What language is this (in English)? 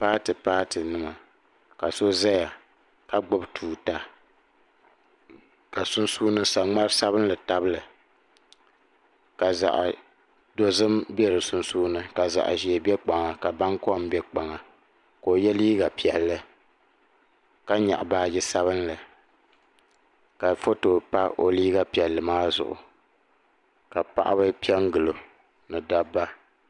Dagbani